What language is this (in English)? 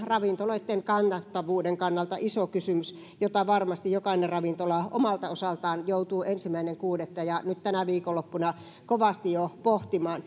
Finnish